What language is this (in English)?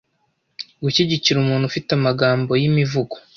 Kinyarwanda